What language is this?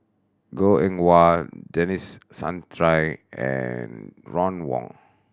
English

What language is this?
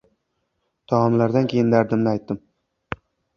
Uzbek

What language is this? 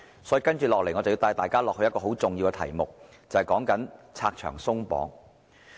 Cantonese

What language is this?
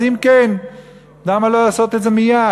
Hebrew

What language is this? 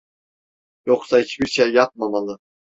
Turkish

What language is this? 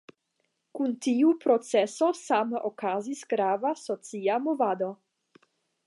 Esperanto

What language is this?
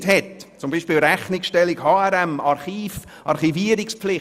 Swiss German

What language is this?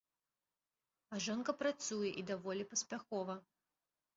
Belarusian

